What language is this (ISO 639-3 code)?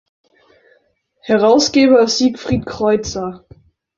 deu